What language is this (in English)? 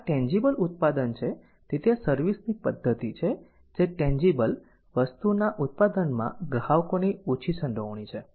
Gujarati